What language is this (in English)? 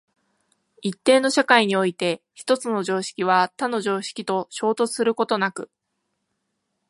Japanese